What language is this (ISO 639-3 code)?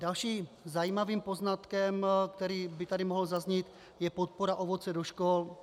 ces